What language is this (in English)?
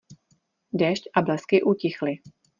Czech